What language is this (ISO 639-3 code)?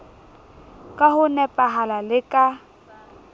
sot